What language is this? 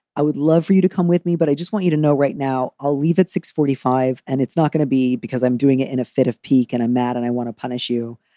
English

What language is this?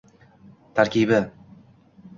Uzbek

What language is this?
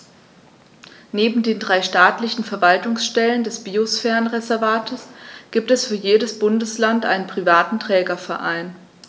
German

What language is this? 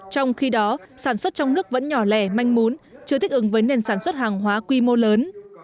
Vietnamese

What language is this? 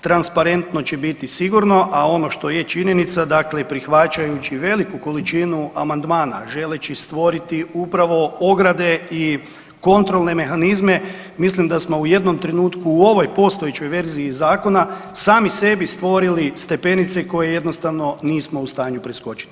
Croatian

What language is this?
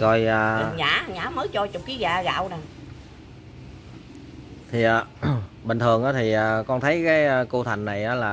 Vietnamese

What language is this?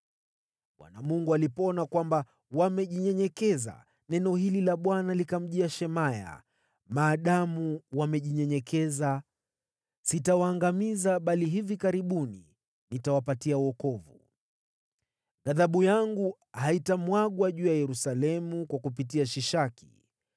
Swahili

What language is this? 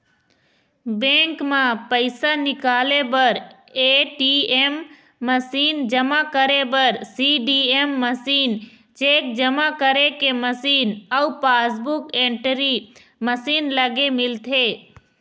Chhattisgarhi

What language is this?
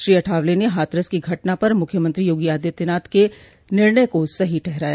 Hindi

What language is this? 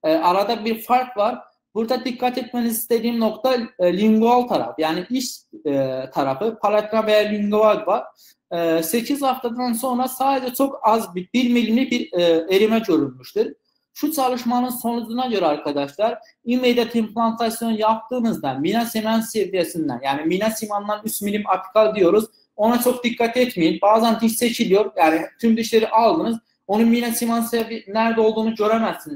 Turkish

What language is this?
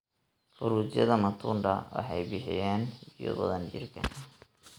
Somali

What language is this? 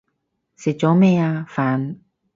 Cantonese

